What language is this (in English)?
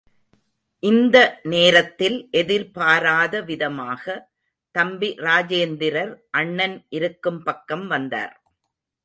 Tamil